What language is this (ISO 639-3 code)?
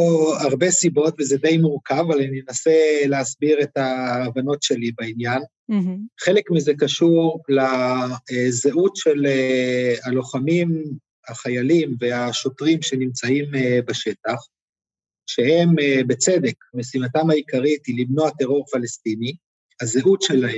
heb